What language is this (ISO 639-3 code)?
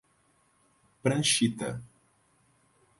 por